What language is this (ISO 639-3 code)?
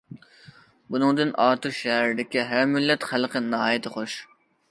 uig